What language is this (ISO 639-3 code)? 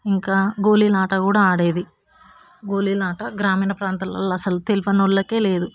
tel